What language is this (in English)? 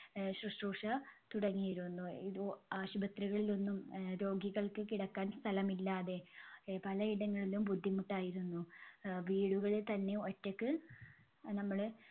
Malayalam